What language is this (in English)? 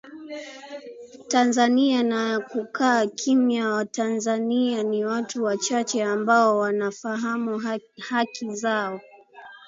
Swahili